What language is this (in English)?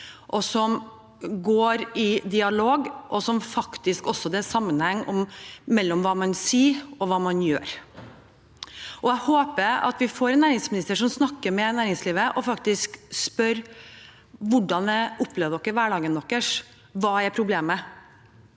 Norwegian